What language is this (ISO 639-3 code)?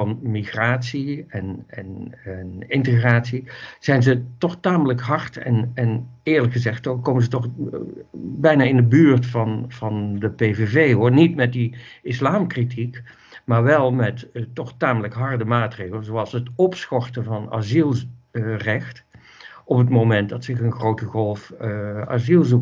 nld